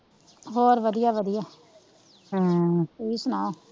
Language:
Punjabi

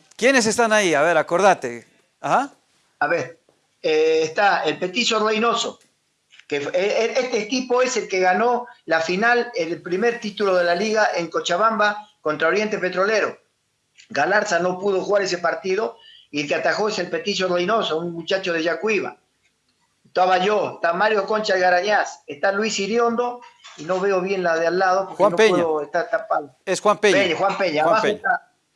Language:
Spanish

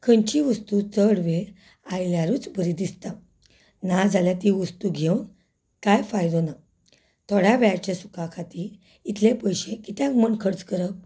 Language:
Konkani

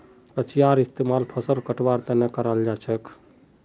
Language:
Magahi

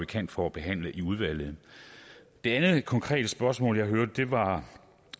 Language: Danish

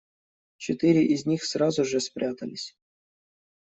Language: Russian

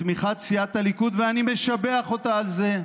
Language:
Hebrew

